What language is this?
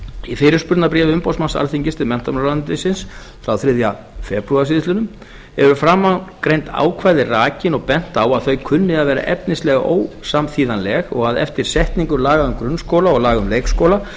Icelandic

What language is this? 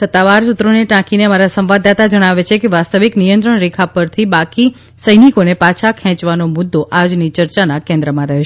Gujarati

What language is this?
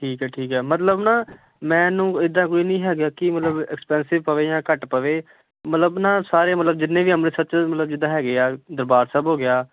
Punjabi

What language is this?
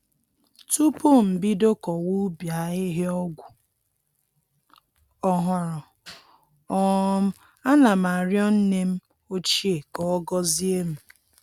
Igbo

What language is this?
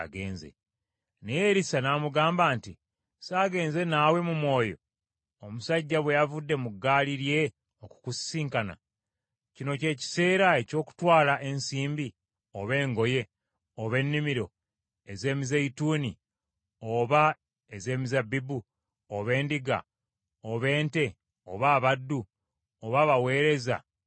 Ganda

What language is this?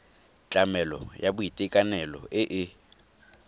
Tswana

